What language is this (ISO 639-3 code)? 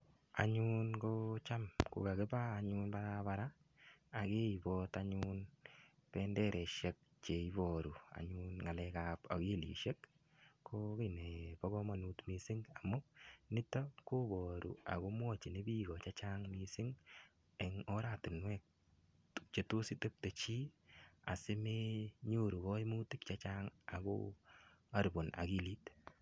kln